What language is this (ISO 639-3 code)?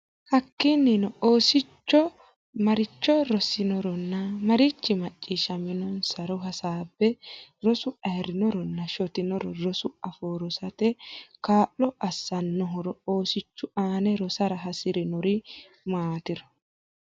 sid